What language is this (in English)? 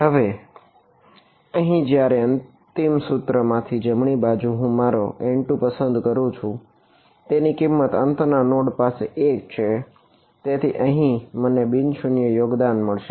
Gujarati